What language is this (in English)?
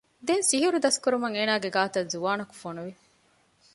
Divehi